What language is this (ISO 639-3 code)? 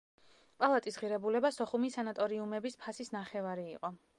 kat